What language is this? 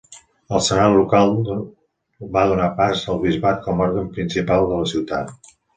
Catalan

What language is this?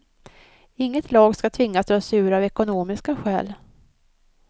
Swedish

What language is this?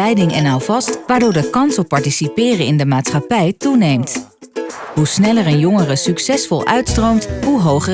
Dutch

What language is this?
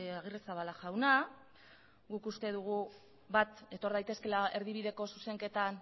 Basque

